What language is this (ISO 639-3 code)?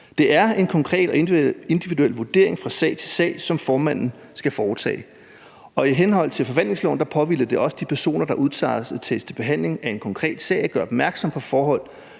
dan